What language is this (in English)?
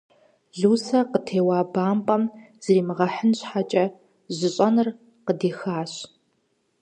Kabardian